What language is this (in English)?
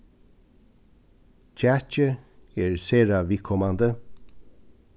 Faroese